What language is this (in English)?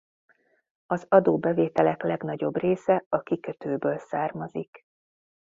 Hungarian